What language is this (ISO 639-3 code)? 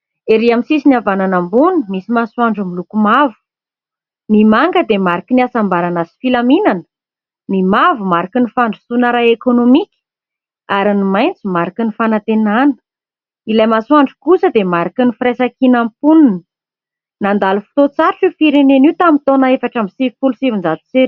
mlg